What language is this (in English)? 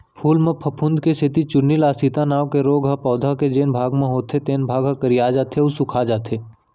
Chhattisgarhi